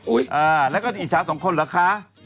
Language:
Thai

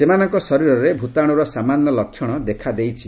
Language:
Odia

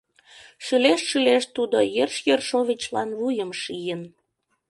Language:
Mari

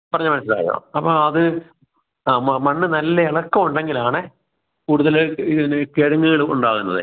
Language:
Malayalam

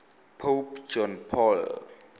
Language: Tswana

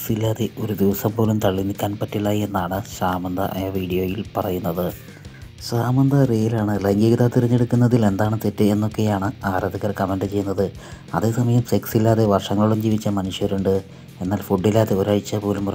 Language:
Malayalam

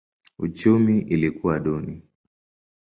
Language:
Swahili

